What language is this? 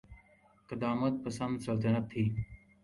Urdu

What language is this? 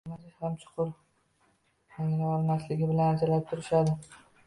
Uzbek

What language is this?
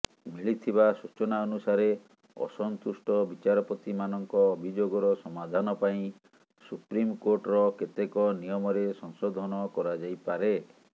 Odia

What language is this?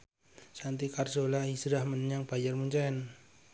Javanese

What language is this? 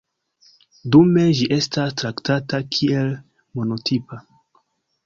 Esperanto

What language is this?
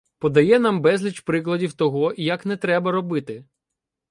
Ukrainian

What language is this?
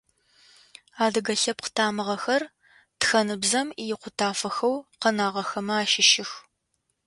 Adyghe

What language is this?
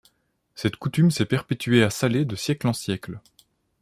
French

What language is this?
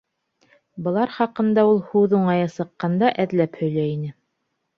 Bashkir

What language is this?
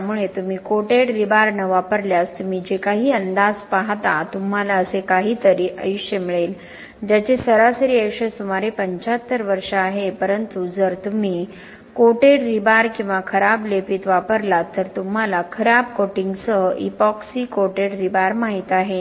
Marathi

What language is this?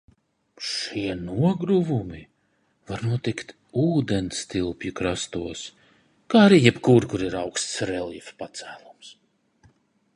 Latvian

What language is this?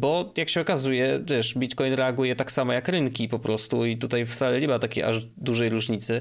Polish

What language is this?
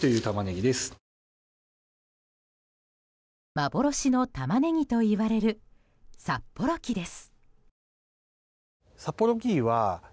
Japanese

